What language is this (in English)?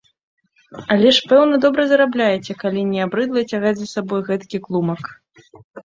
Belarusian